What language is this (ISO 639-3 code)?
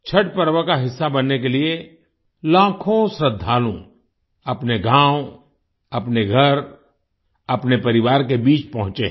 hin